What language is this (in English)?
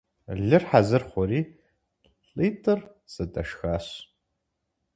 Kabardian